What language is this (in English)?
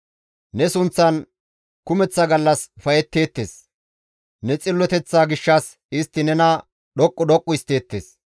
Gamo